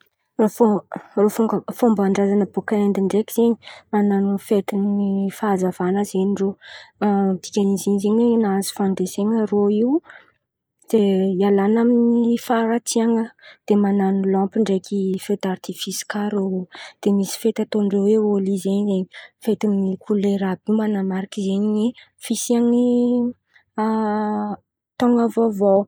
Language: Antankarana Malagasy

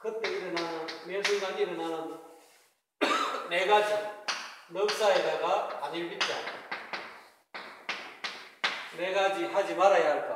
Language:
Korean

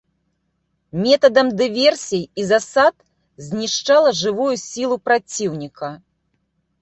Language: Belarusian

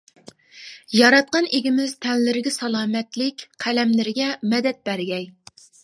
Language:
Uyghur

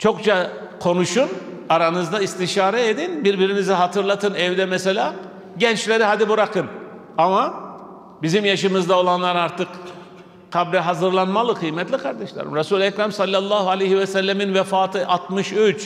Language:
Turkish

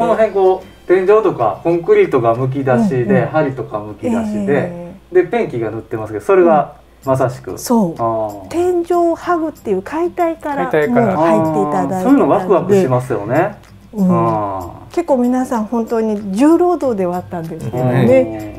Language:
Japanese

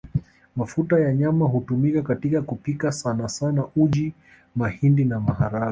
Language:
Swahili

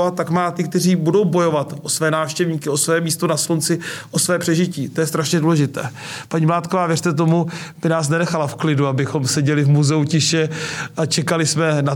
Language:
Czech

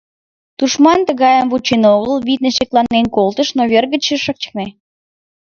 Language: Mari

